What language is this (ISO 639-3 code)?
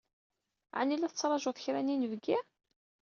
kab